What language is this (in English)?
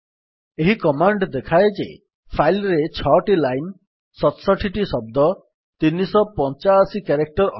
Odia